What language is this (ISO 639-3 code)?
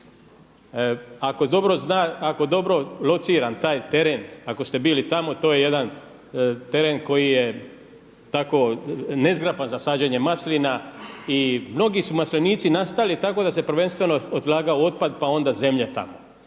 hrv